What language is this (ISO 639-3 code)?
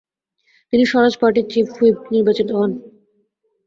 ben